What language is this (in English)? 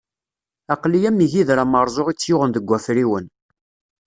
Kabyle